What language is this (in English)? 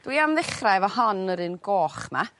Welsh